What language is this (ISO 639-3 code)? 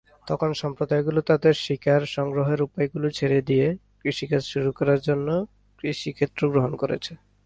ben